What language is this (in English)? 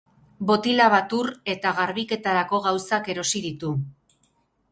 Basque